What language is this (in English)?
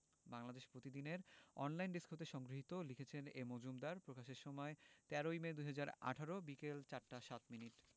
Bangla